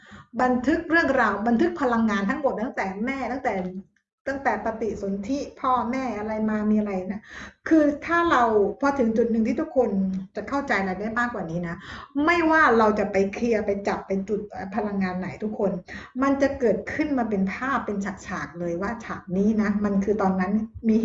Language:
Thai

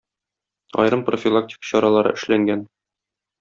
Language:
Tatar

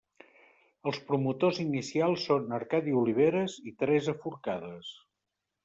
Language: Catalan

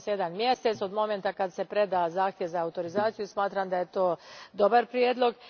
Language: Croatian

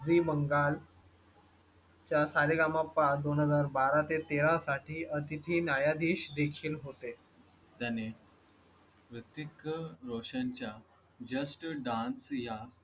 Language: Marathi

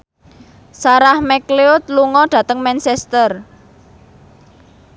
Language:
Javanese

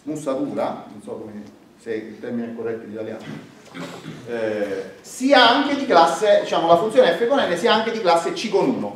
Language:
Italian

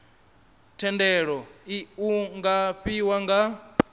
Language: Venda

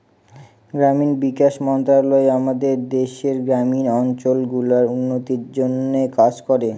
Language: Bangla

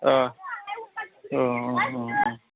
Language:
Bodo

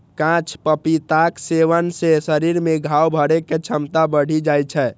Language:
Maithili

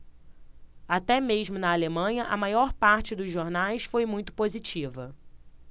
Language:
Portuguese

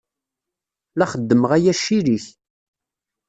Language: Kabyle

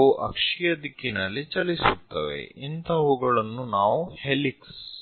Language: Kannada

